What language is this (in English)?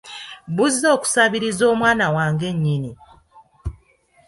Ganda